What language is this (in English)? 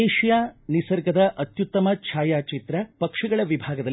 Kannada